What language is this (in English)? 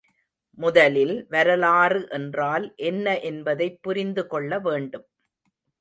Tamil